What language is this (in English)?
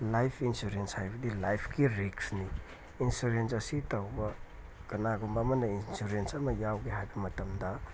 Manipuri